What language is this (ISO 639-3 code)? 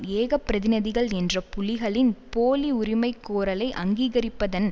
tam